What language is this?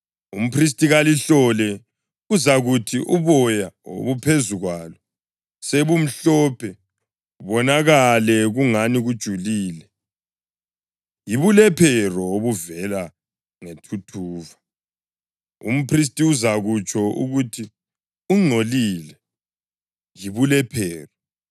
North Ndebele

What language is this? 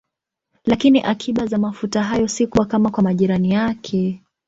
Swahili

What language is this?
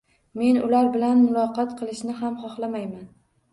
Uzbek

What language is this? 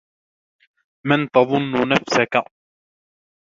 Arabic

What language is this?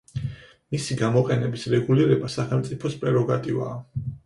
Georgian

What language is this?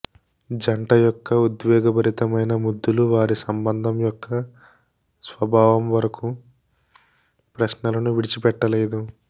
Telugu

